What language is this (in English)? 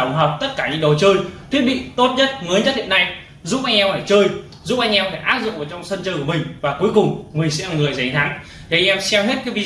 Vietnamese